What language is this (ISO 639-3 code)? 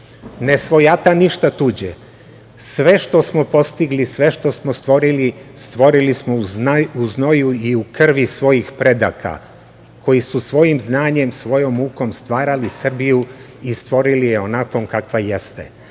srp